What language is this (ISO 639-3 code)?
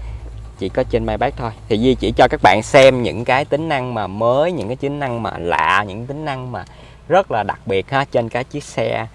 vie